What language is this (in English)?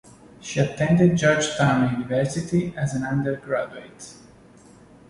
English